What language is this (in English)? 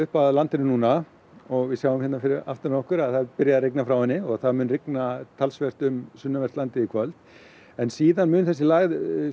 Icelandic